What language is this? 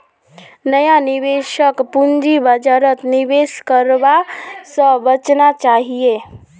Magahi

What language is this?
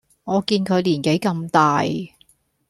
Cantonese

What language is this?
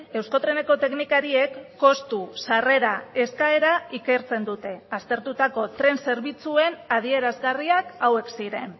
Basque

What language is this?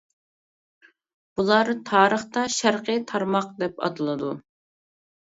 Uyghur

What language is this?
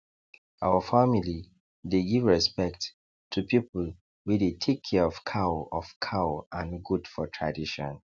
Nigerian Pidgin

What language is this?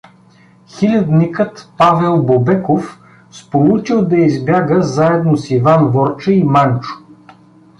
Bulgarian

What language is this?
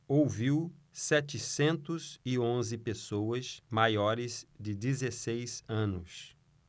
Portuguese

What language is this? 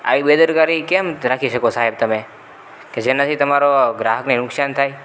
Gujarati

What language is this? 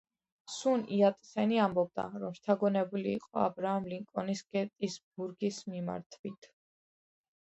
Georgian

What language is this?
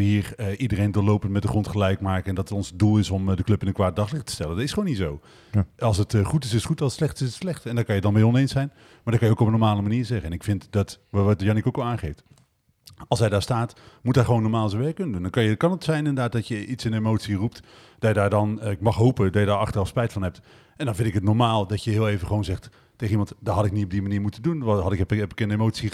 Dutch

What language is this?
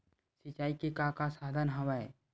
Chhattisgarhi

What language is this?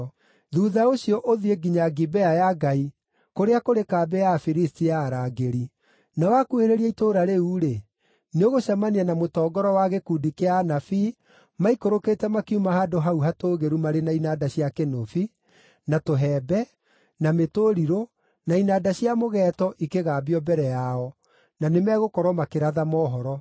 Kikuyu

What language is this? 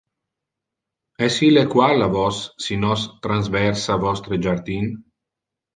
Interlingua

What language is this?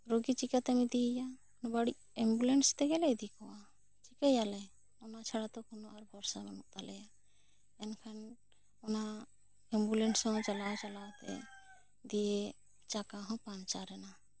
Santali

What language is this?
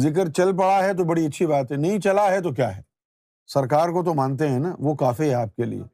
Urdu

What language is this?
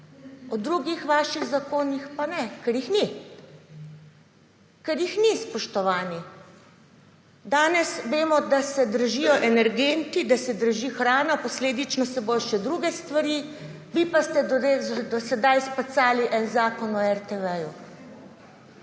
Slovenian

